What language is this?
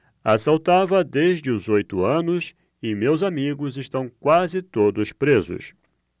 Portuguese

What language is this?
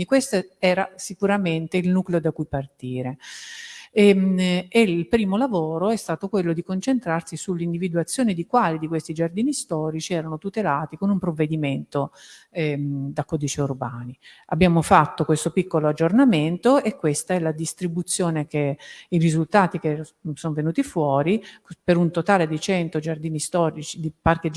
Italian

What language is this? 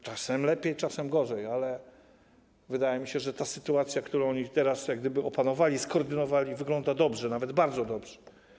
Polish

